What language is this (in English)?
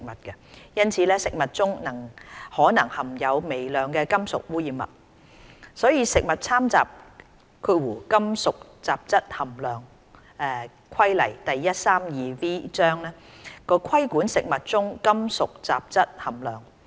Cantonese